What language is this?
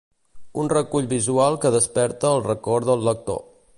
Catalan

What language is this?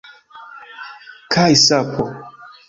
Esperanto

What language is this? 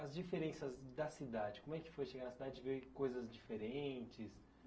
Portuguese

